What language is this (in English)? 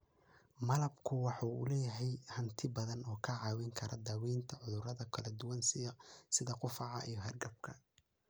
Somali